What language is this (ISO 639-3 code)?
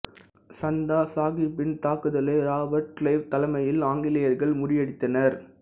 tam